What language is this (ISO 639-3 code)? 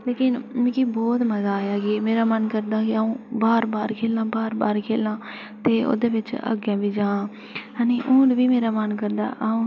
doi